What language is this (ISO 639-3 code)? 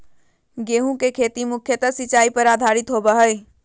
mag